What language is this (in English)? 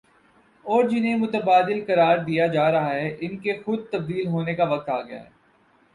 Urdu